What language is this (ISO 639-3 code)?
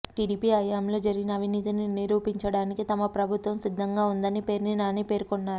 tel